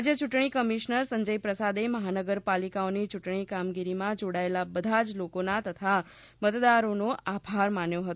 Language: Gujarati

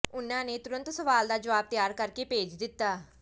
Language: Punjabi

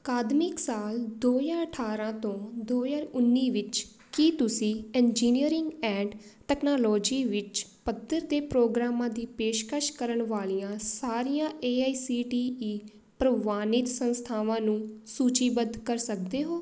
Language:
Punjabi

